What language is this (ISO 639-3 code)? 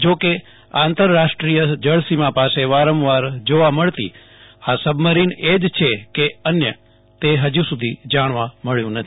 guj